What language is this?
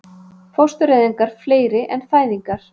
Icelandic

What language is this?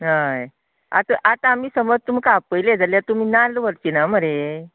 Konkani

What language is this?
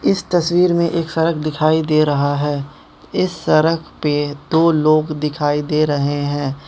Hindi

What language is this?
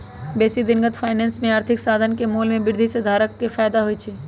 Magahi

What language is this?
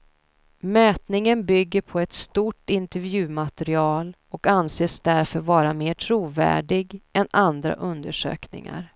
Swedish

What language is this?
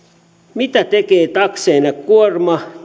Finnish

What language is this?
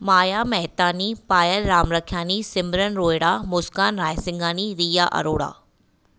Sindhi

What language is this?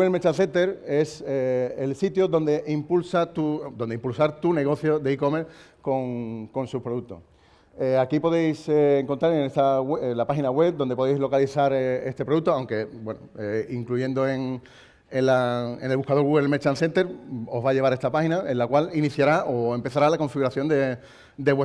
Spanish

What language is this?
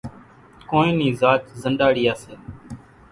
Kachi Koli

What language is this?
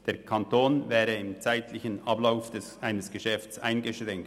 Swiss German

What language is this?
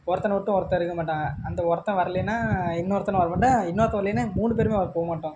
Tamil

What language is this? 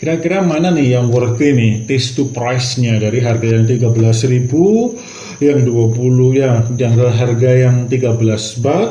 Indonesian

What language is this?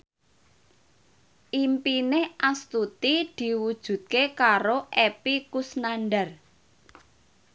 Javanese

